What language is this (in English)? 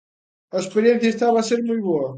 Galician